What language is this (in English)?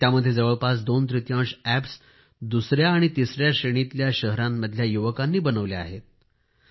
Marathi